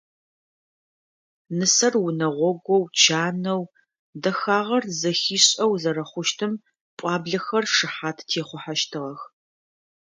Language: Adyghe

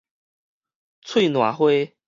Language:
Min Nan Chinese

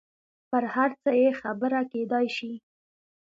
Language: Pashto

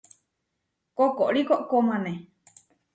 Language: Huarijio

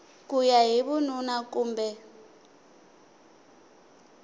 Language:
Tsonga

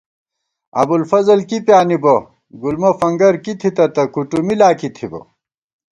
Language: Gawar-Bati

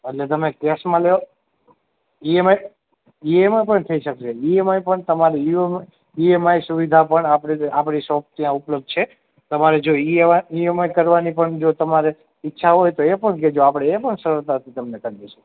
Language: Gujarati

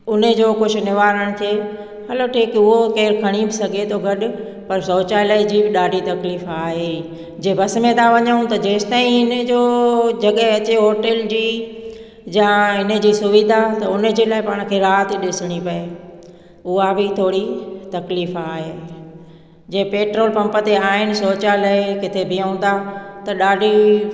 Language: Sindhi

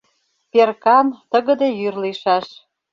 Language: Mari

